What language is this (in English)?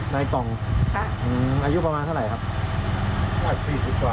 Thai